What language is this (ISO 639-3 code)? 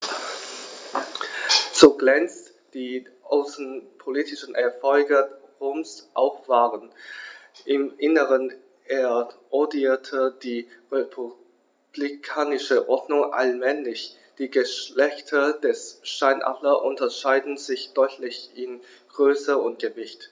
deu